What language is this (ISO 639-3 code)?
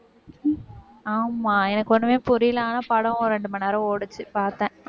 tam